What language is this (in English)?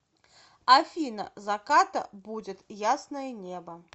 Russian